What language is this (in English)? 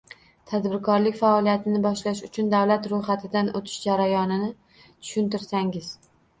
Uzbek